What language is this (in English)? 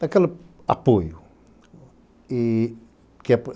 Portuguese